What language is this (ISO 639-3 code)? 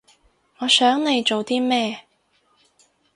yue